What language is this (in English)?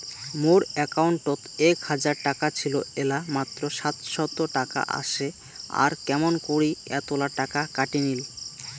Bangla